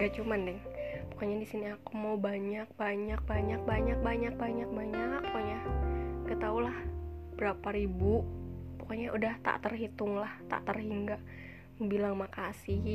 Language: Indonesian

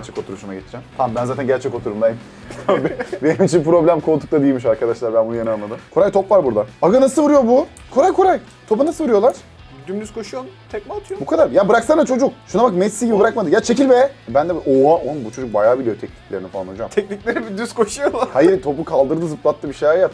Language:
Turkish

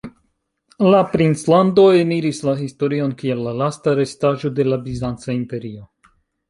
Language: Esperanto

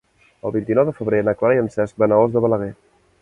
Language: Catalan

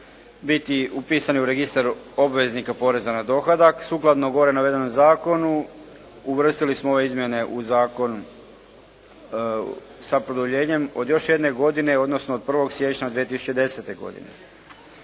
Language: Croatian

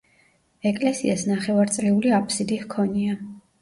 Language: Georgian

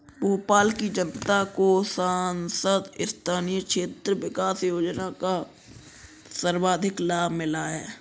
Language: Hindi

